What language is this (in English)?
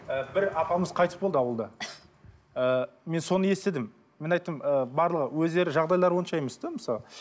Kazakh